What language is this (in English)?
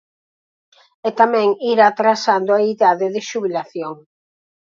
Galician